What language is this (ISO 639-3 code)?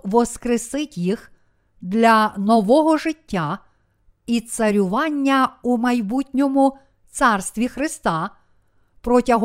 ukr